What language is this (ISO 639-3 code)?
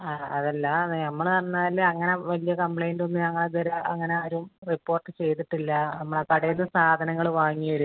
mal